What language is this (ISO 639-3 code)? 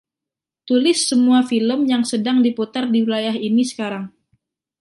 ind